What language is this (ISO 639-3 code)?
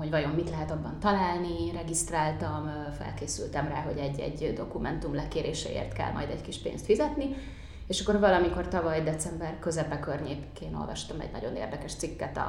hun